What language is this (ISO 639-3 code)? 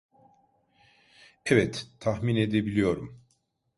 tur